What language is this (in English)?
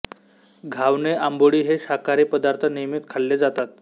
Marathi